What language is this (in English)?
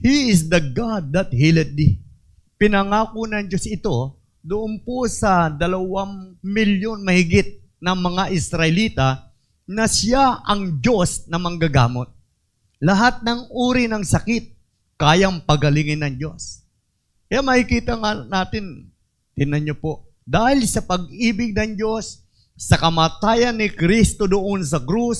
Filipino